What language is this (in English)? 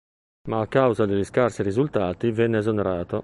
Italian